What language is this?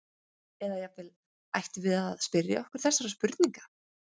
Icelandic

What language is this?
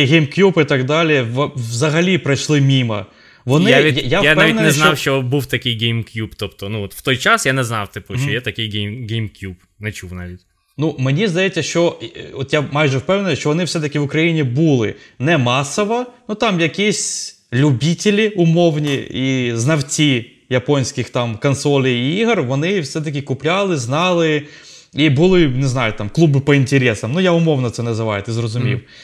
Ukrainian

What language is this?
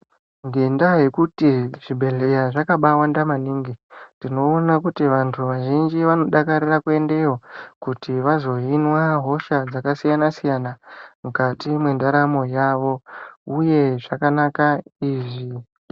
Ndau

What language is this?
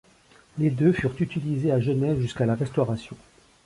French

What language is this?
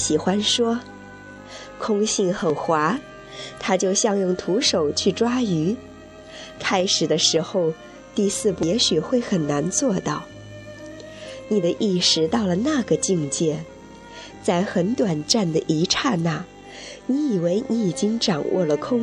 Chinese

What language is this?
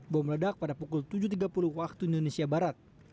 Indonesian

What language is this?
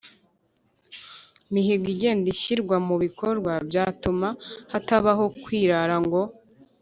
Kinyarwanda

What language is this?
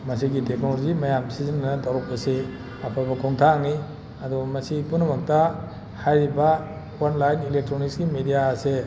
Manipuri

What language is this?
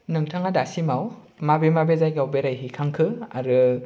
Bodo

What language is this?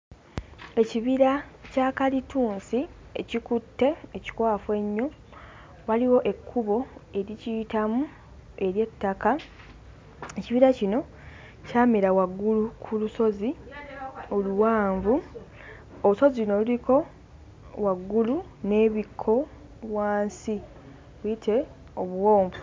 Ganda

